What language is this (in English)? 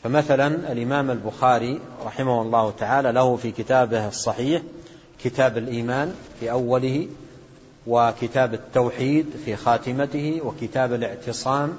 Arabic